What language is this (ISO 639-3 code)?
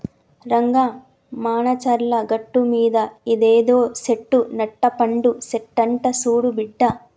tel